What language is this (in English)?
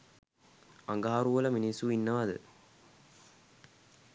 Sinhala